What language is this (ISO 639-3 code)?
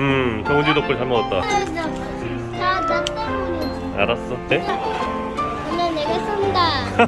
kor